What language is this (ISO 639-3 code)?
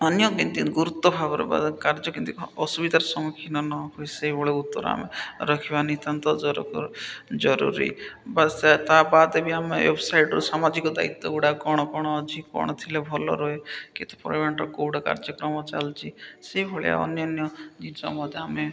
ori